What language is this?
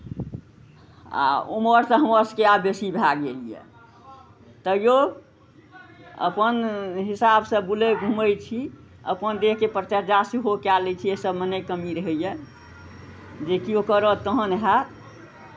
Maithili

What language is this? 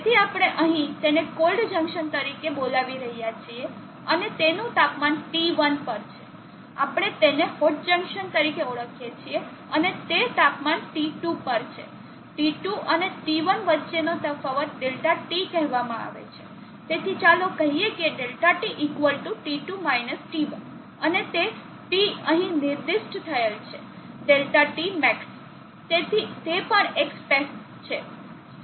Gujarati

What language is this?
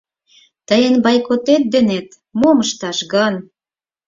Mari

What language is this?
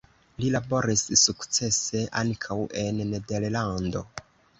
Esperanto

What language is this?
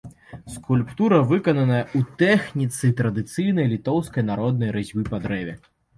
Belarusian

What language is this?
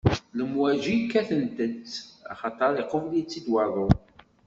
Kabyle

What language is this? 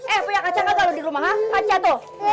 Indonesian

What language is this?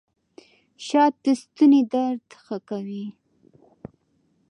Pashto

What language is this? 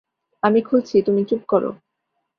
Bangla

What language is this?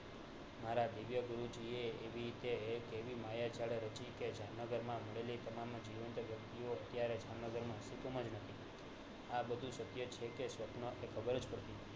Gujarati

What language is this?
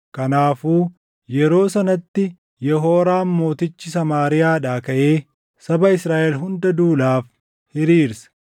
Oromo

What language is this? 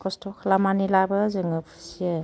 Bodo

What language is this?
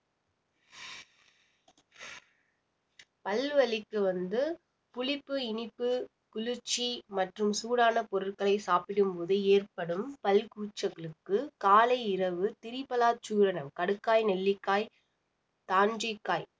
Tamil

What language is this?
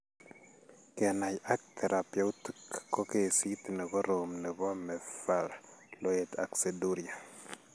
Kalenjin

